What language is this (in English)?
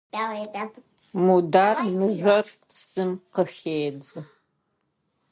Adyghe